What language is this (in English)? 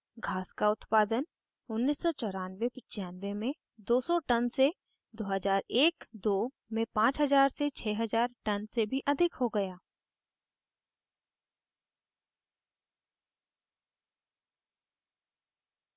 Hindi